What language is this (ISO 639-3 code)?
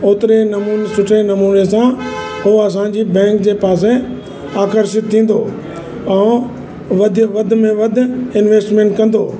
snd